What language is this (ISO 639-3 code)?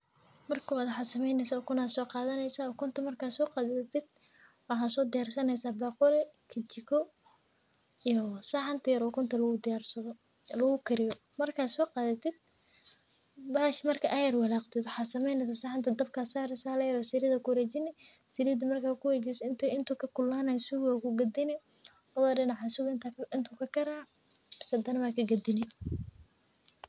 som